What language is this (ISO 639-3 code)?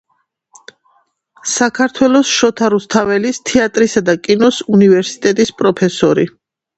kat